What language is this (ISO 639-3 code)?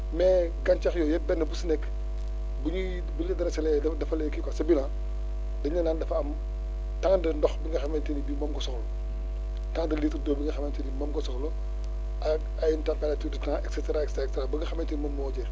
wol